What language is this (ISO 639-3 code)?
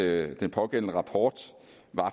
dan